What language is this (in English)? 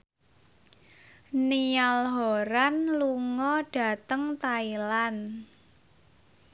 Javanese